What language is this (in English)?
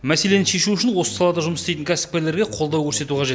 Kazakh